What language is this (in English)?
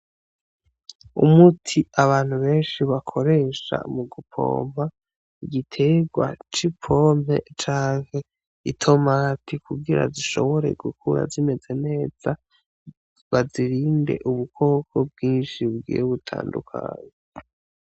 Rundi